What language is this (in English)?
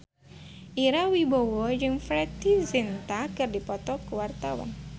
Sundanese